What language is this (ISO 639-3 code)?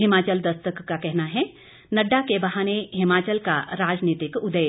hin